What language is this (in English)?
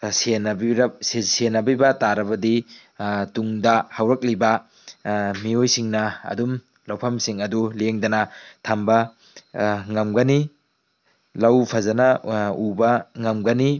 Manipuri